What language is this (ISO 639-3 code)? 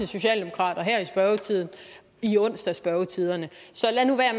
dan